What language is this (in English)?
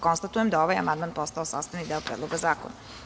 Serbian